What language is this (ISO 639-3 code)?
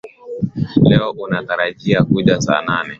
swa